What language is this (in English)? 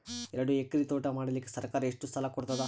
Kannada